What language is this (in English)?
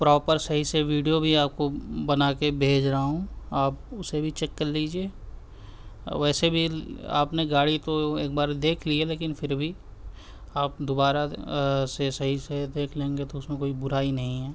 Urdu